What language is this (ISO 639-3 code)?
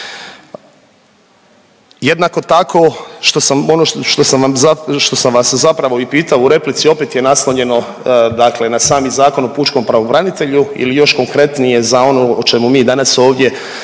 hrv